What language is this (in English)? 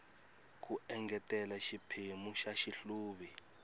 Tsonga